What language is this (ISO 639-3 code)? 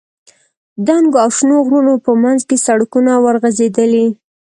pus